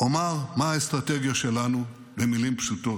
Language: Hebrew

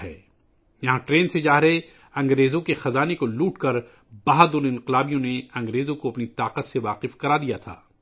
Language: Urdu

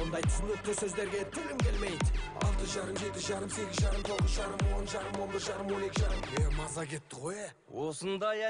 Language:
Russian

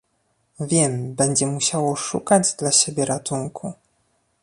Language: Polish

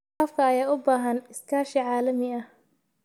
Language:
Somali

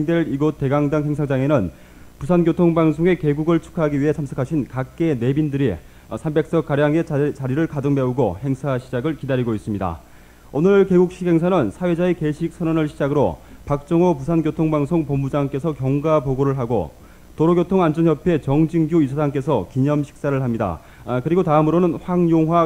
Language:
Korean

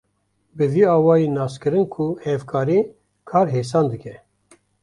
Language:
Kurdish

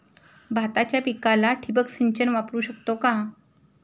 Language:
Marathi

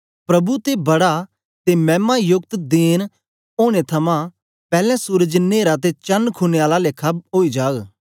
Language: Dogri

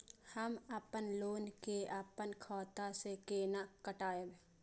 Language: Maithili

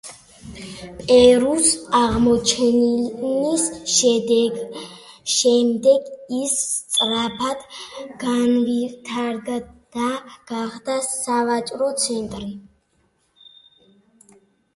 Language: Georgian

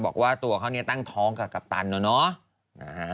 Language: Thai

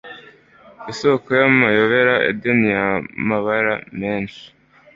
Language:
Kinyarwanda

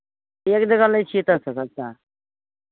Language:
Maithili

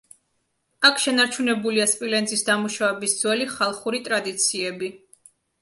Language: Georgian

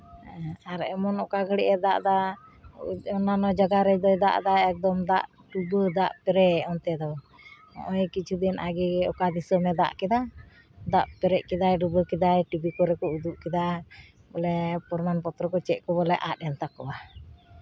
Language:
Santali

